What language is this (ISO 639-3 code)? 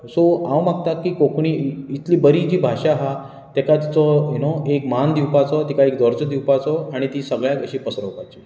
kok